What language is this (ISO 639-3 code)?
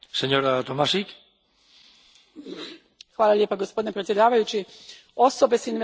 hrv